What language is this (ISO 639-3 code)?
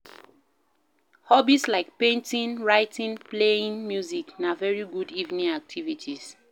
pcm